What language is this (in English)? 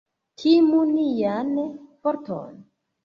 Esperanto